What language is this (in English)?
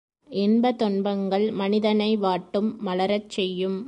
Tamil